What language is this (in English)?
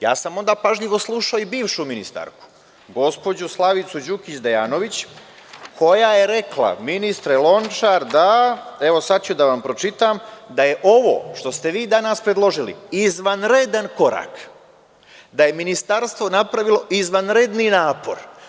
Serbian